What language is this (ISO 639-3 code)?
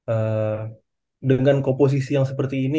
ind